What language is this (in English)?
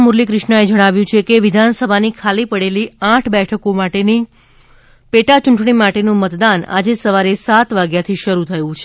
Gujarati